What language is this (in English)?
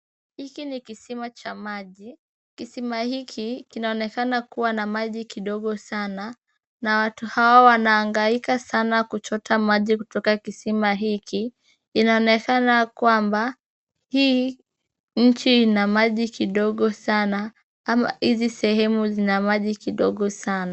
Swahili